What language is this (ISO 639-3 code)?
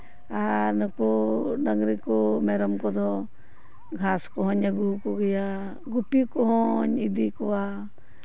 sat